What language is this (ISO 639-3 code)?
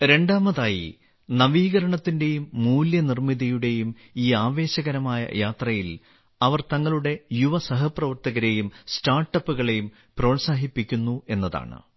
mal